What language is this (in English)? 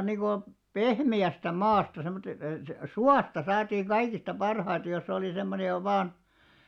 Finnish